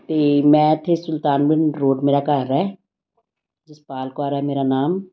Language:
Punjabi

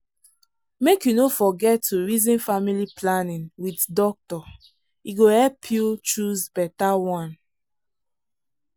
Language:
Nigerian Pidgin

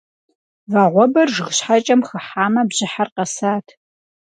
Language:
Kabardian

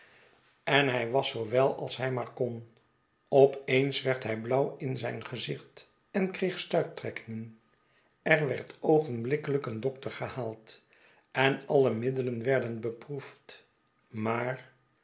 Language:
Dutch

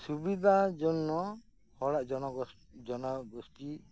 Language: Santali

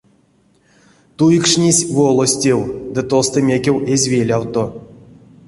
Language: Erzya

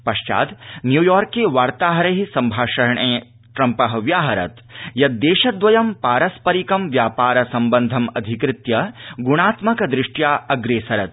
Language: Sanskrit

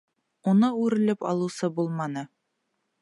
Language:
Bashkir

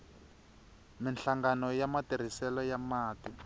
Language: Tsonga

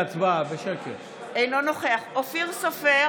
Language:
Hebrew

